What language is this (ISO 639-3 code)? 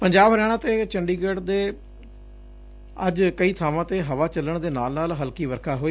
pan